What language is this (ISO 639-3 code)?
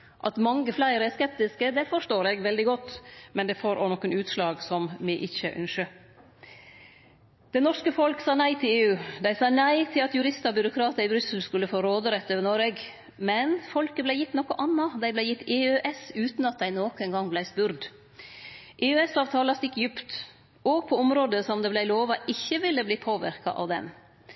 nno